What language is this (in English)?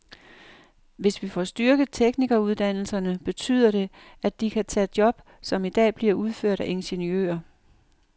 Danish